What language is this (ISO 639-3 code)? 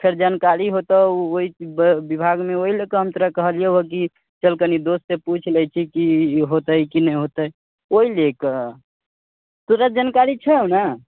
mai